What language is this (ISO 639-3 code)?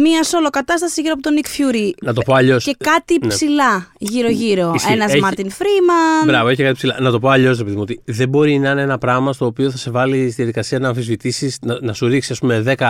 ell